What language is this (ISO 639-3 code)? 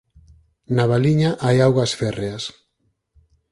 glg